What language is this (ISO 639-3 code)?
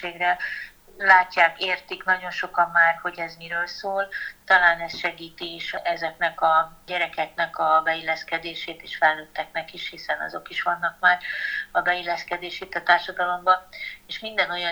hun